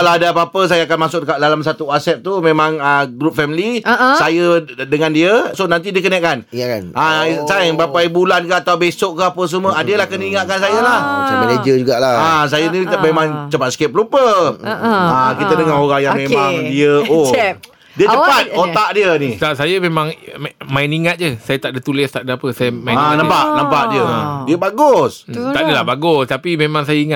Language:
Malay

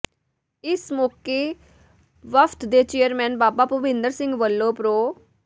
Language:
Punjabi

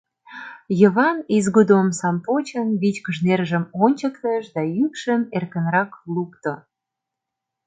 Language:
Mari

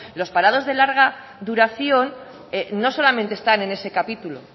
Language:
Spanish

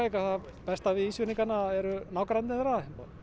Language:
Icelandic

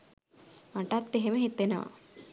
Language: Sinhala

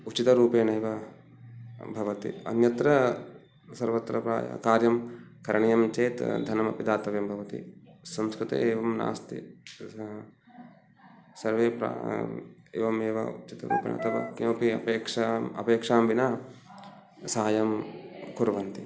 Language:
Sanskrit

